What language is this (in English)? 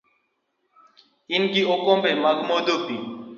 Luo (Kenya and Tanzania)